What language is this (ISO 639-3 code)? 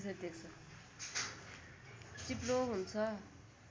nep